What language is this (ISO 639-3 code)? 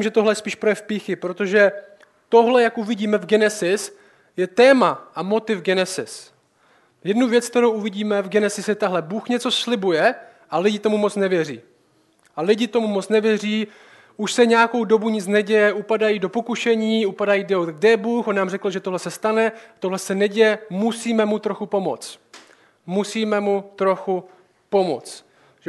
ces